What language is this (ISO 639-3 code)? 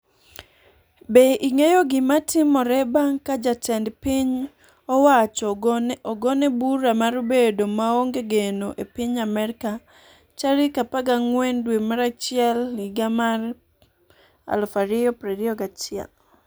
luo